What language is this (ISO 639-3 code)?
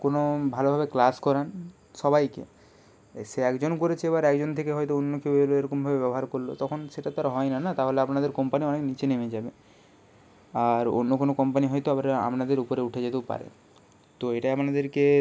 ben